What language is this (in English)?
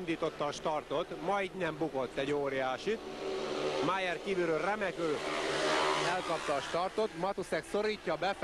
Hungarian